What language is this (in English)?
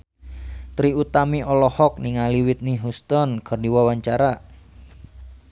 Sundanese